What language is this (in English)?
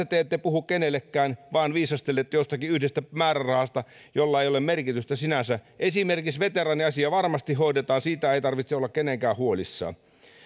Finnish